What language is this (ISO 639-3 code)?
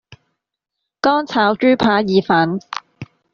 yue